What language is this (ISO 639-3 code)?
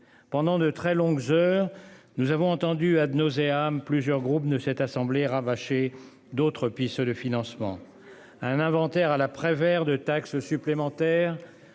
fra